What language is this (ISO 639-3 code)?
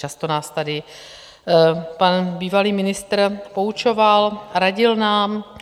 ces